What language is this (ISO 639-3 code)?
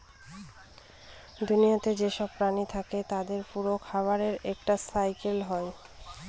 ben